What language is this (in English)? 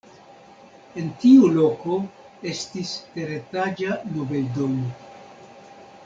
Esperanto